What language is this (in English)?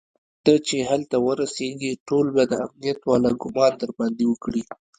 Pashto